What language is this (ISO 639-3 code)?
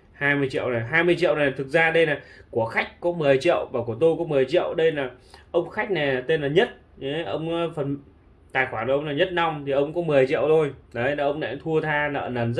vie